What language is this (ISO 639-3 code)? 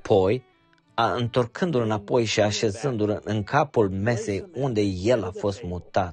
ron